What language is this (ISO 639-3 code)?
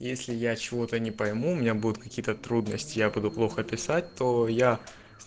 rus